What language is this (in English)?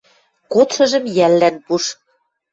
Western Mari